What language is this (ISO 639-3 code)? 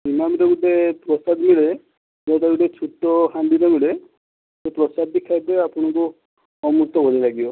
ori